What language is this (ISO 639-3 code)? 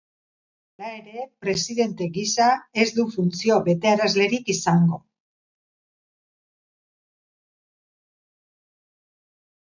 eus